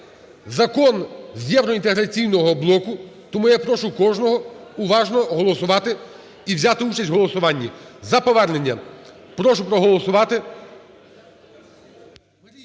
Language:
Ukrainian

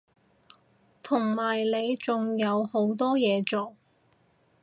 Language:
Cantonese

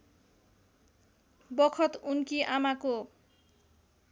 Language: Nepali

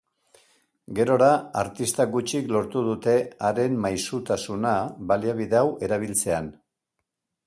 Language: Basque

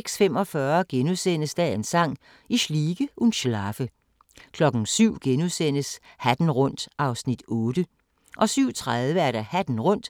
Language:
Danish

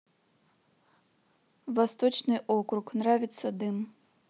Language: Russian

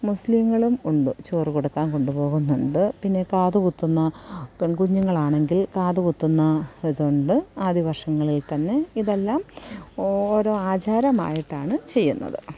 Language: Malayalam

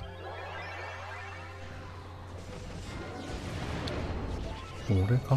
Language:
Japanese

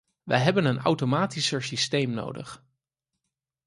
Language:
Dutch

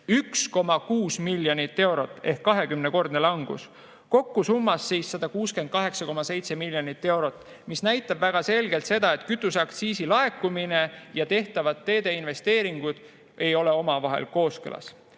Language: Estonian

